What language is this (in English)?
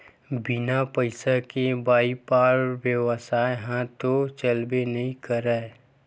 Chhattisgarhi